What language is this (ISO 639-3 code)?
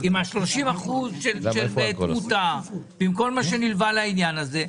heb